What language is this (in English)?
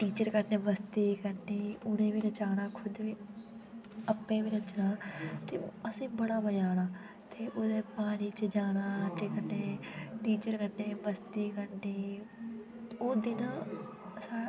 Dogri